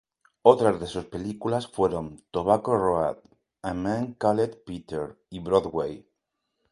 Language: Spanish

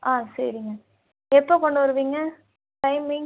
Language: Tamil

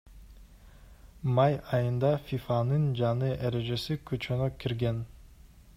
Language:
Kyrgyz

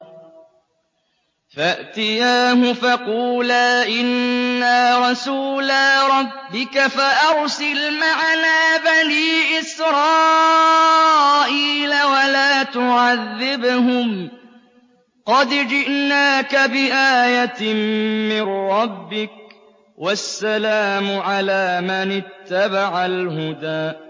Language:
Arabic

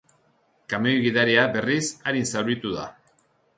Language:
Basque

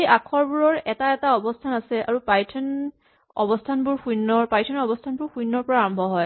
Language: Assamese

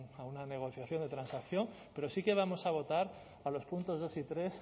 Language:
Spanish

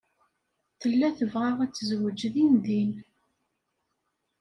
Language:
Kabyle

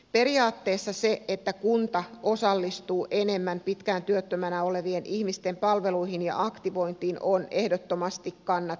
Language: Finnish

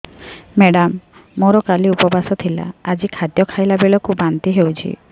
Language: Odia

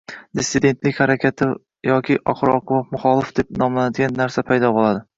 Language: Uzbek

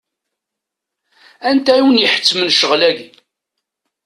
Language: Kabyle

